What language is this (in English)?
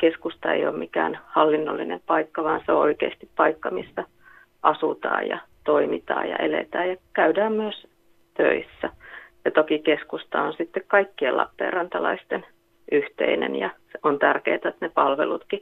Finnish